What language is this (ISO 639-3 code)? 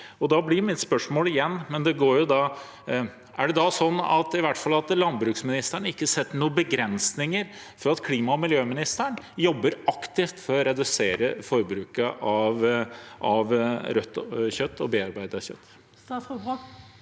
nor